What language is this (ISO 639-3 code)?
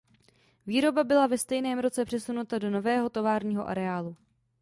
ces